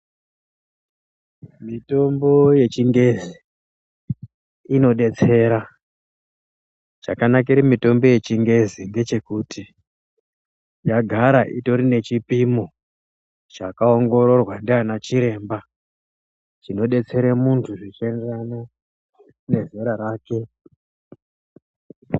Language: Ndau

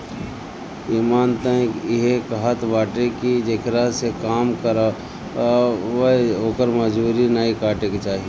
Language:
Bhojpuri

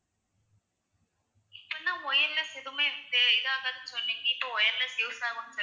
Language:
Tamil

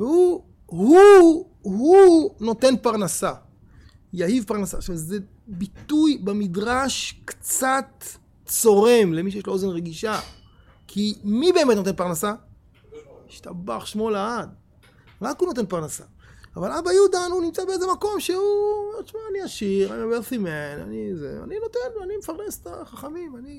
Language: Hebrew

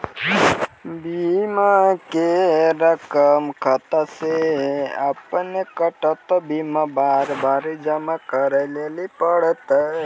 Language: Maithili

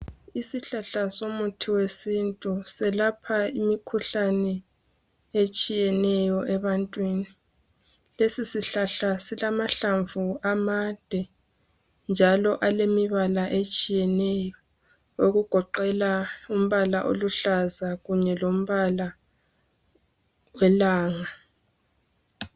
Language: North Ndebele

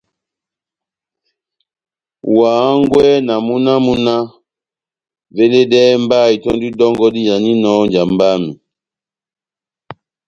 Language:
Batanga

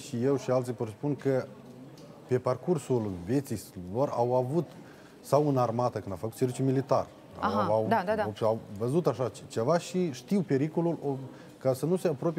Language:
Romanian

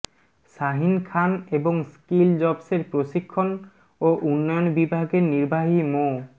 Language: Bangla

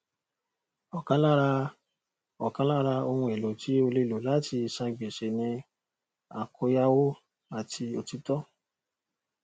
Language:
Yoruba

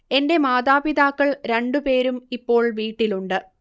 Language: Malayalam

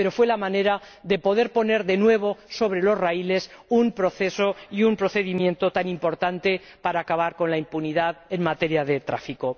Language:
Spanish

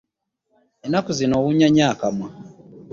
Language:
Ganda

